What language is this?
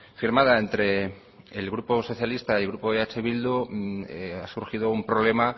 Spanish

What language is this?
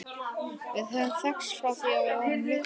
Icelandic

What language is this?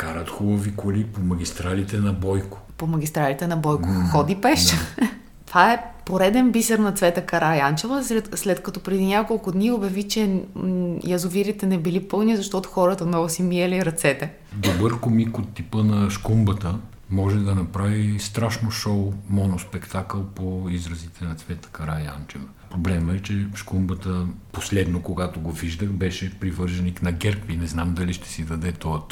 Bulgarian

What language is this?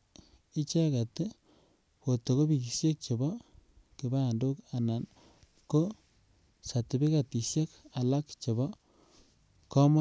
Kalenjin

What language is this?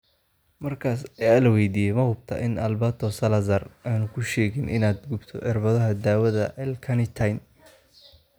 Somali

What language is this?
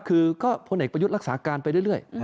Thai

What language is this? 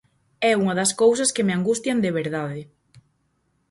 Galician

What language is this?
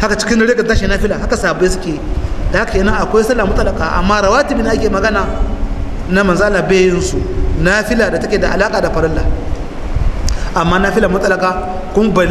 Arabic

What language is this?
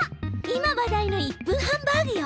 Japanese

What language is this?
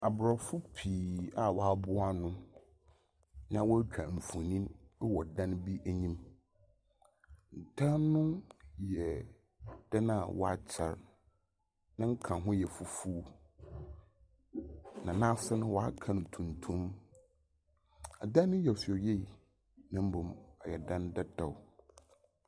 Akan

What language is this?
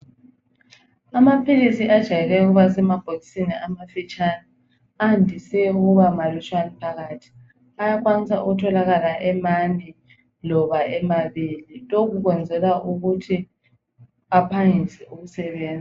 North Ndebele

